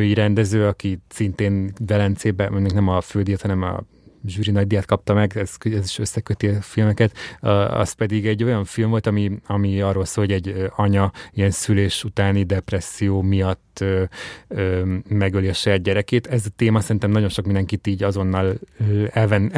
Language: Hungarian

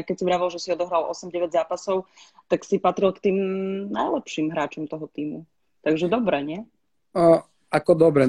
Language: Slovak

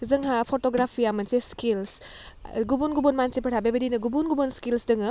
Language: Bodo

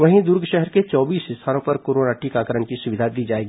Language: Hindi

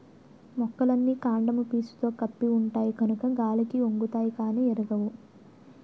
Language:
Telugu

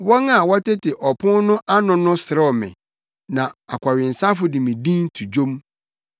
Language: Akan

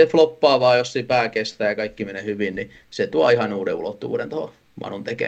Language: Finnish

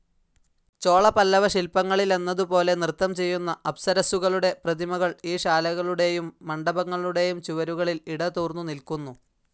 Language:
Malayalam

